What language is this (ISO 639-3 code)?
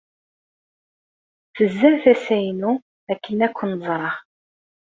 kab